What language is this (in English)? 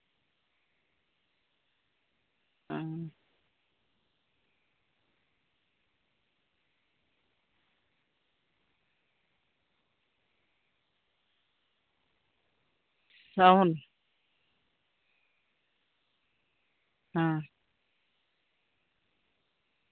Santali